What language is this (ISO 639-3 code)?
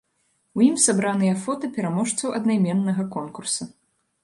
bel